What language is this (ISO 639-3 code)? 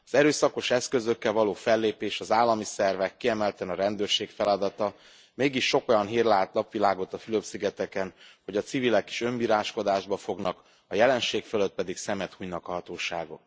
hun